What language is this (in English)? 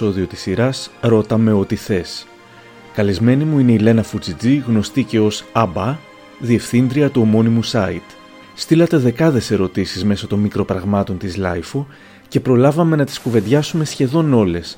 Greek